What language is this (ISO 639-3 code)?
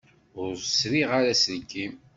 kab